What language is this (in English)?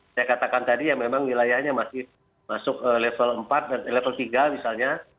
Indonesian